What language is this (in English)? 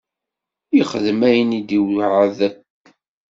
Kabyle